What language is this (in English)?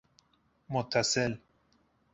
Persian